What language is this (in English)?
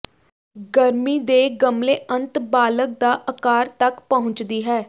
Punjabi